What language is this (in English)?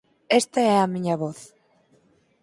Galician